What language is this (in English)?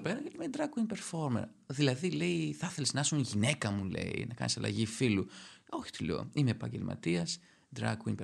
Greek